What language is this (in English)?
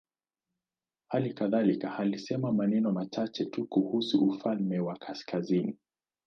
Swahili